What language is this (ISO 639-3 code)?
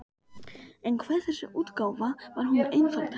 isl